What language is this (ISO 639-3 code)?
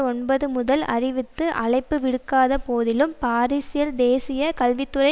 tam